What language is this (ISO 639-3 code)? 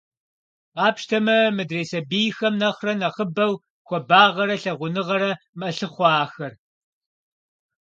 kbd